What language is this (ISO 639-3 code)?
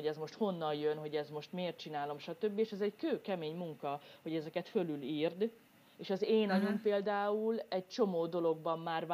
hun